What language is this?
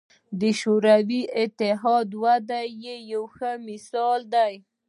Pashto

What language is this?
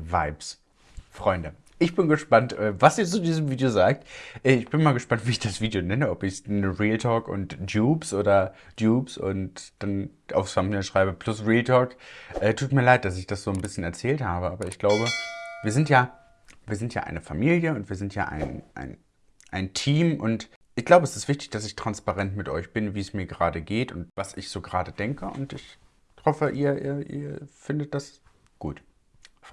German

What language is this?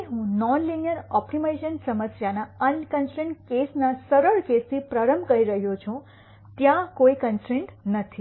Gujarati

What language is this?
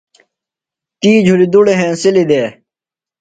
Phalura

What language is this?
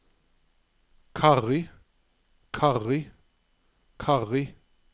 Norwegian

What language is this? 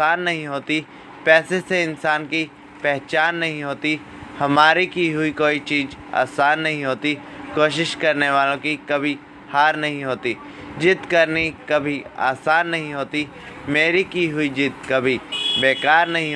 Hindi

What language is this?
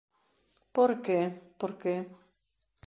Galician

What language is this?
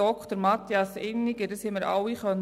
Swiss German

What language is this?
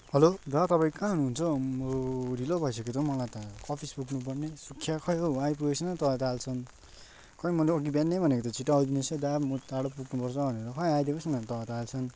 Nepali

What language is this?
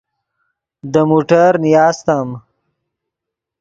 Yidgha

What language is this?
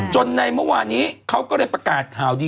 Thai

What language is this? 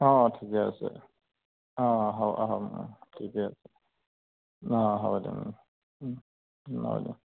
Assamese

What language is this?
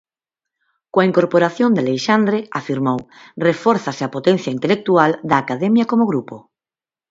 Galician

